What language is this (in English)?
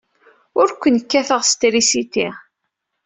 Kabyle